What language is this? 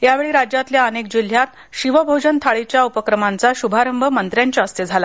Marathi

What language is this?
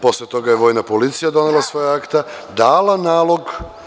Serbian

